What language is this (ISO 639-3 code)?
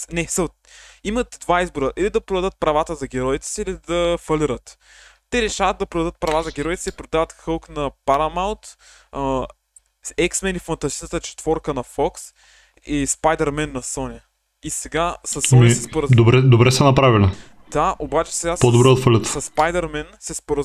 bul